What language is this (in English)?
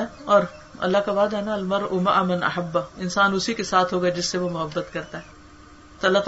Urdu